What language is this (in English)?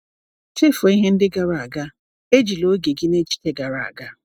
Igbo